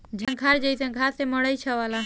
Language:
Bhojpuri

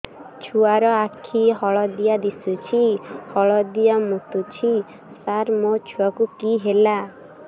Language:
Odia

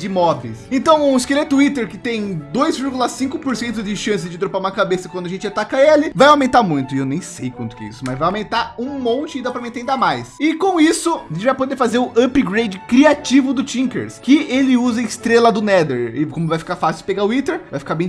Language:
Portuguese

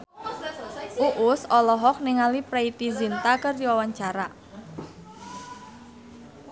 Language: Sundanese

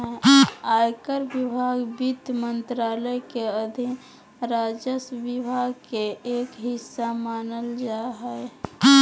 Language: Magahi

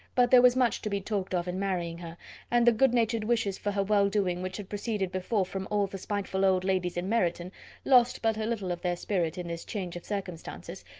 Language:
English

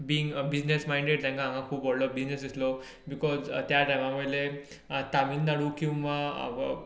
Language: Konkani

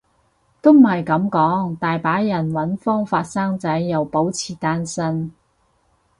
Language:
Cantonese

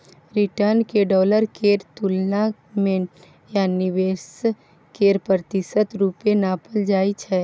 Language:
Maithili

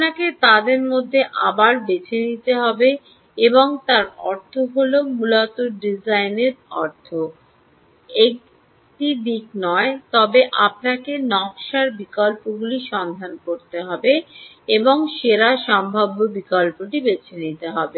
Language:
Bangla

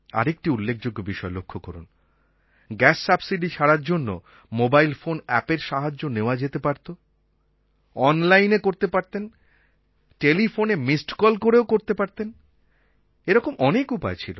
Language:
Bangla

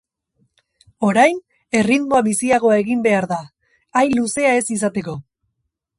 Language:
Basque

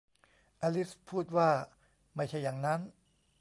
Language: Thai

